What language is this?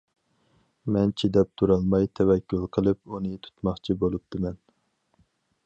Uyghur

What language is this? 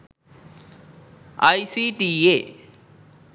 Sinhala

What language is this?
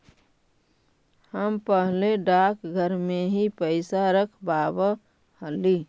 Magahi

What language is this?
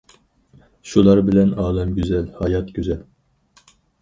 Uyghur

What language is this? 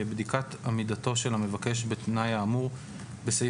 Hebrew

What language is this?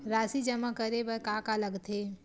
Chhattisgarhi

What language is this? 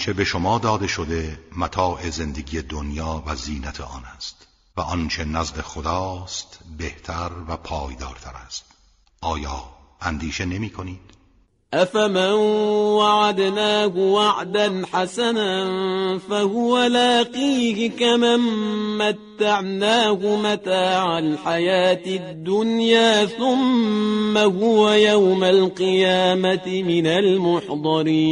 Persian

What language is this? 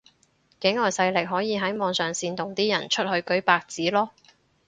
Cantonese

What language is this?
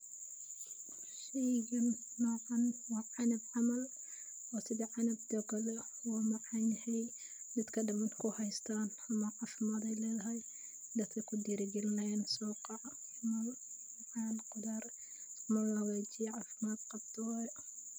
Somali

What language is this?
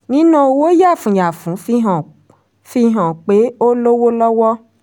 Yoruba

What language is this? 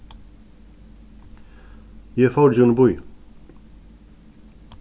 Faroese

